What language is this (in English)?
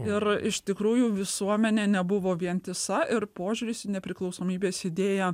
Lithuanian